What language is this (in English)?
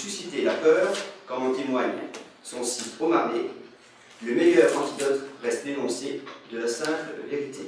French